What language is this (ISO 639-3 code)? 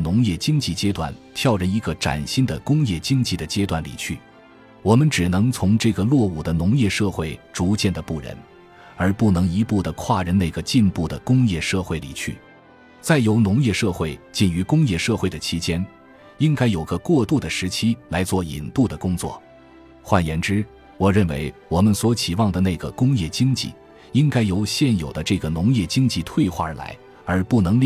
zho